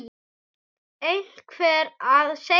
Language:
Icelandic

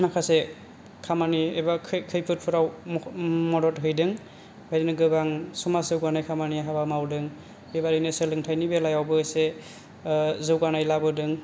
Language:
Bodo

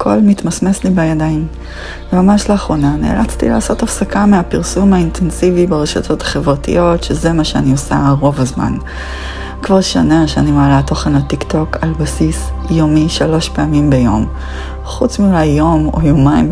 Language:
Hebrew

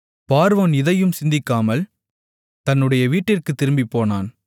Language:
Tamil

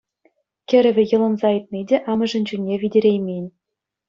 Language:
Chuvash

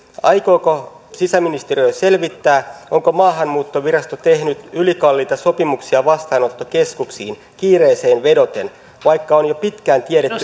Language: Finnish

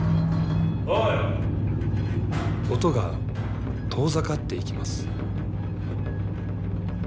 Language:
Japanese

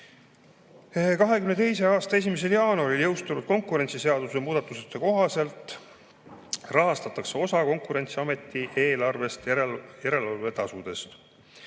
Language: Estonian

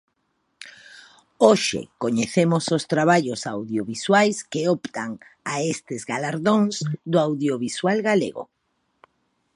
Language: Galician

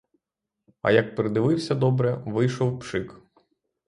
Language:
Ukrainian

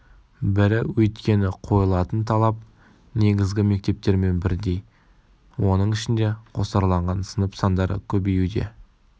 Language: Kazakh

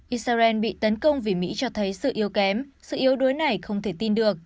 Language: Vietnamese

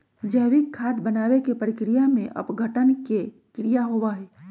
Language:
Magahi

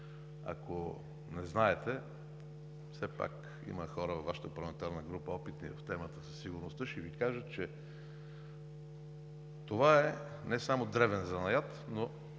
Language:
Bulgarian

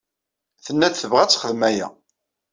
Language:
Kabyle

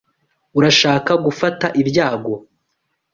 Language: Kinyarwanda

